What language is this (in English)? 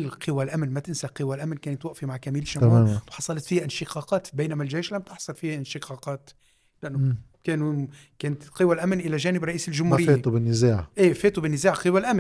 Arabic